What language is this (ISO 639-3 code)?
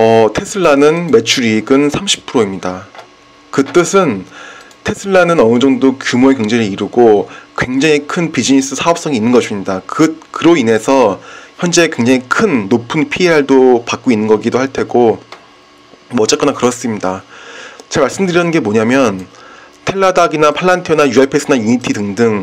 kor